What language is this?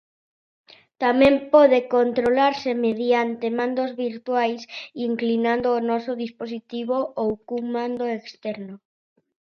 Galician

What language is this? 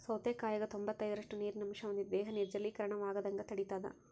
Kannada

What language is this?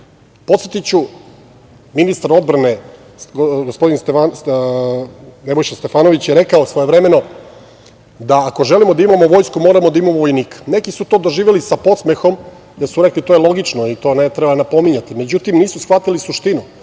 Serbian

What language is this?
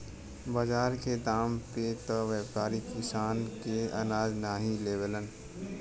Bhojpuri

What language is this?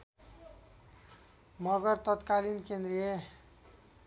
Nepali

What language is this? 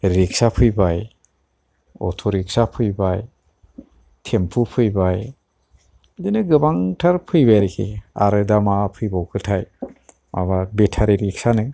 Bodo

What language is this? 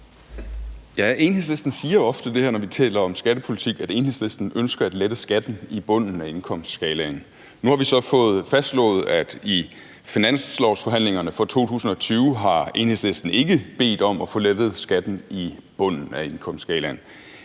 Danish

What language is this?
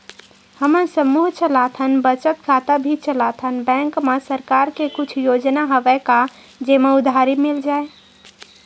Chhattisgarhi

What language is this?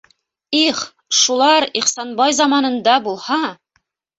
Bashkir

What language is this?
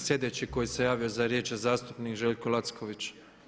Croatian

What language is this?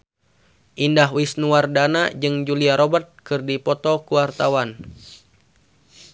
Sundanese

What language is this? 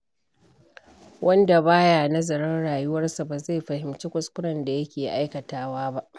Hausa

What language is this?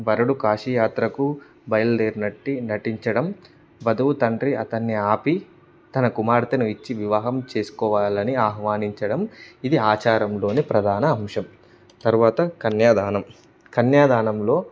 Telugu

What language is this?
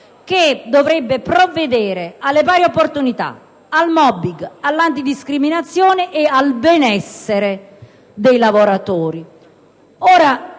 Italian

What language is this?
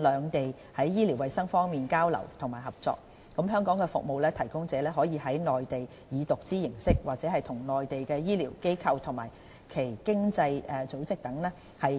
Cantonese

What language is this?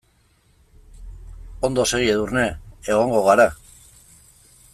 Basque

